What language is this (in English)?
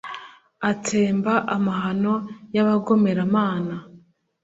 Kinyarwanda